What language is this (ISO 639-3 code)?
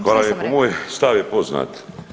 hrv